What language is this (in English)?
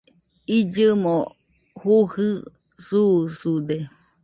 Nüpode Huitoto